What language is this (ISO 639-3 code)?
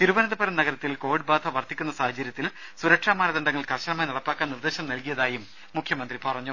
mal